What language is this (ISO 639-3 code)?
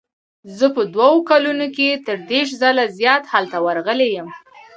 pus